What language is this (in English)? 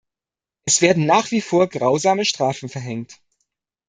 German